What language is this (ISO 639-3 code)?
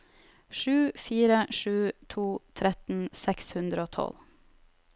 nor